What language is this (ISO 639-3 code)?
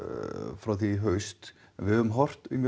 isl